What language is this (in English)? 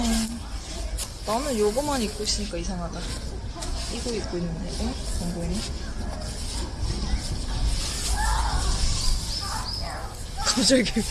Korean